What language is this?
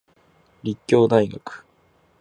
Japanese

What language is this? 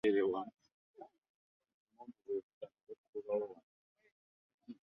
Ganda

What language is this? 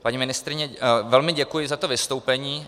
Czech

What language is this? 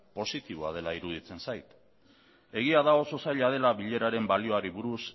Basque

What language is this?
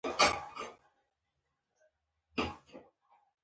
Pashto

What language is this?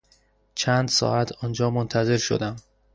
Persian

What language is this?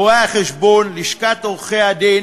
Hebrew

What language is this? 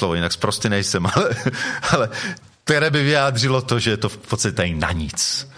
Czech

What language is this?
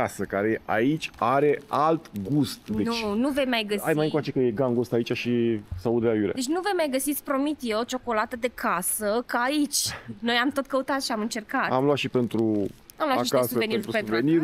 Romanian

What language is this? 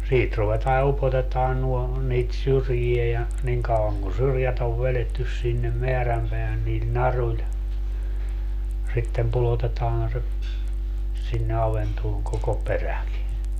Finnish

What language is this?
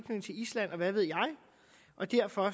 Danish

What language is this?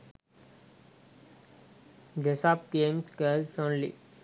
Sinhala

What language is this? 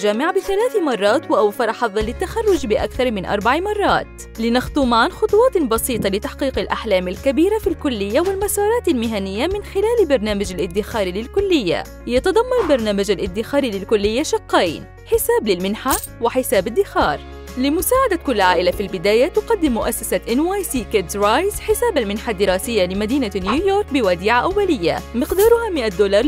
Arabic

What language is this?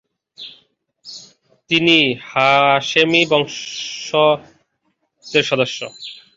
Bangla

